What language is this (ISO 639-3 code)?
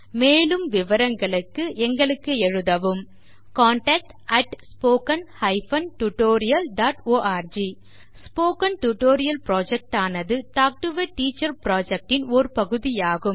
tam